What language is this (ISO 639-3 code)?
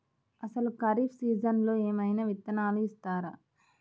tel